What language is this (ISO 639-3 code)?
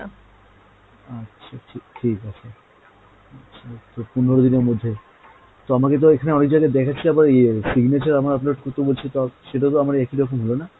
ben